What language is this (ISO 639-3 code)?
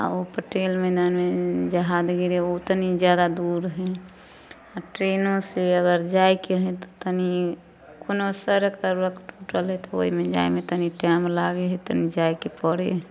mai